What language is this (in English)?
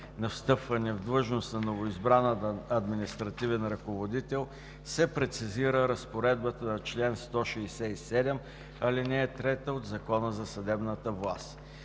Bulgarian